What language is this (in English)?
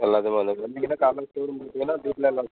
Tamil